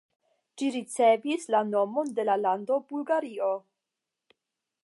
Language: Esperanto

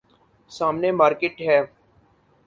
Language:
Urdu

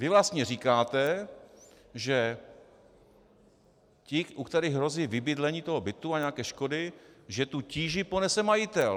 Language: Czech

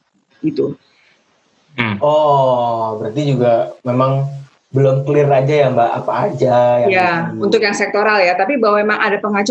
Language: Indonesian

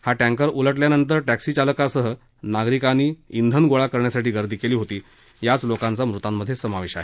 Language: Marathi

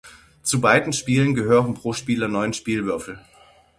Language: German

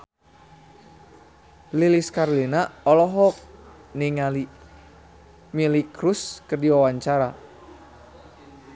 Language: Sundanese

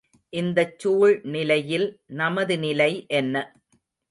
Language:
Tamil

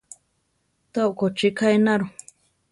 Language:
Central Tarahumara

